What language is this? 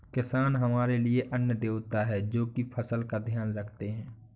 Hindi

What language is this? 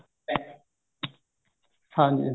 Punjabi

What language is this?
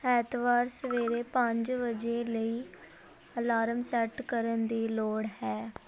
Punjabi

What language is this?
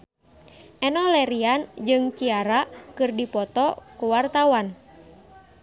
Sundanese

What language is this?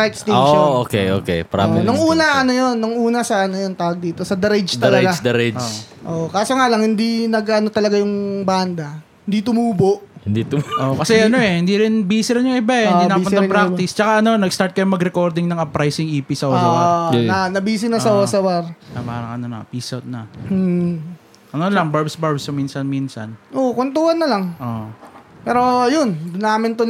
Filipino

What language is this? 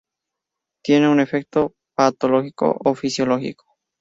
Spanish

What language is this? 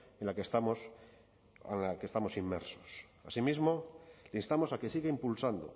Spanish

